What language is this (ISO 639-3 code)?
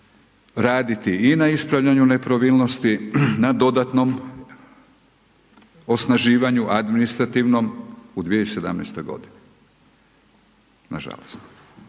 hrv